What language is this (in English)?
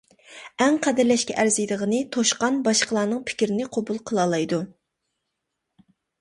Uyghur